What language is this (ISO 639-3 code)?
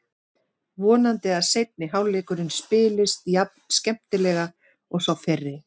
isl